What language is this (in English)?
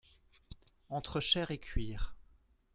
French